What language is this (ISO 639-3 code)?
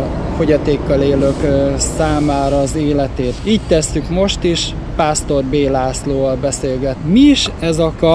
hun